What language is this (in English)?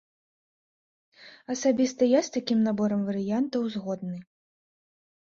Belarusian